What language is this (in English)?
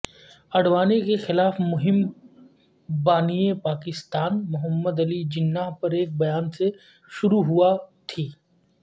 Urdu